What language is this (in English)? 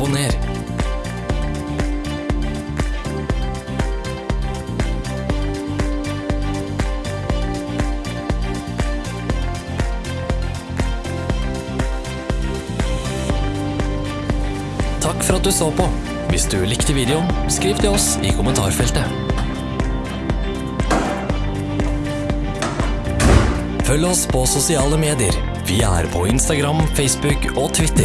Norwegian